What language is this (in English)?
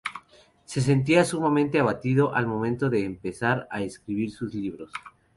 Spanish